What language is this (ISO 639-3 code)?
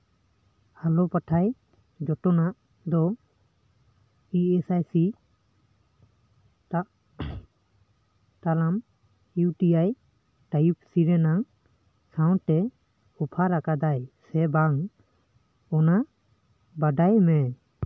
sat